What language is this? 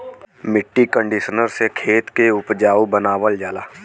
Bhojpuri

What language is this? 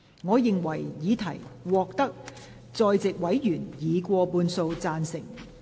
Cantonese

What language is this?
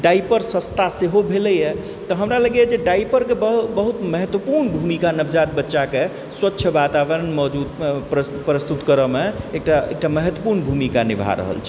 Maithili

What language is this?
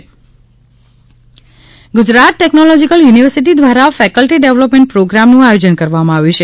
Gujarati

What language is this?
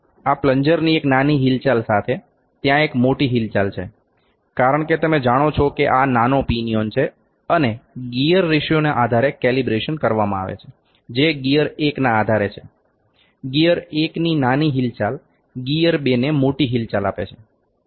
Gujarati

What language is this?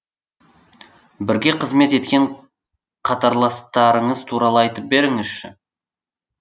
Kazakh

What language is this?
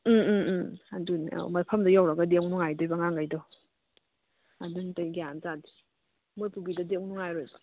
Manipuri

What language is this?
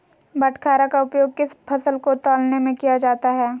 Magahi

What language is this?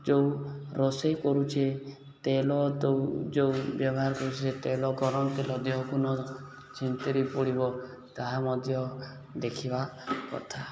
Odia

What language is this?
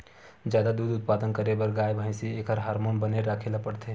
Chhattisgarhi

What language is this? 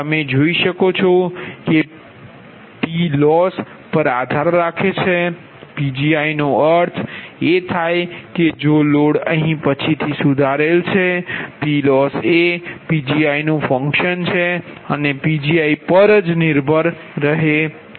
Gujarati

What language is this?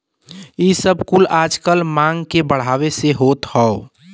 Bhojpuri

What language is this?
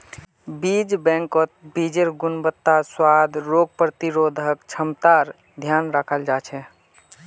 Magahi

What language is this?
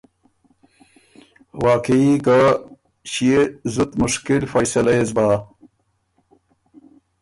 Ormuri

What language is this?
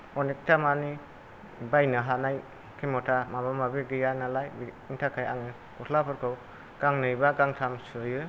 Bodo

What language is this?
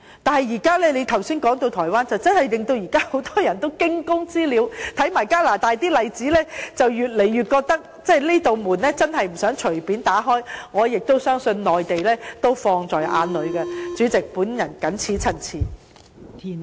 Cantonese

